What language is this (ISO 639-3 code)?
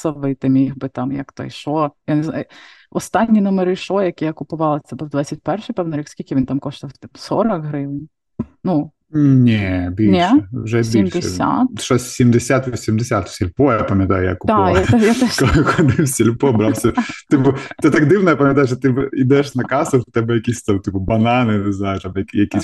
ukr